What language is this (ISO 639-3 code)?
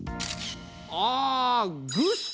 jpn